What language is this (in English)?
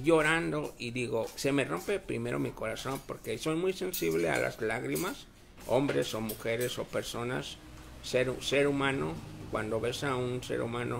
Spanish